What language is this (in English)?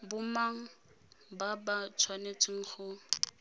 Tswana